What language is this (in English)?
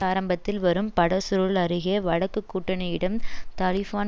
Tamil